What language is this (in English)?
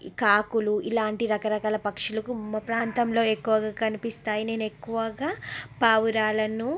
Telugu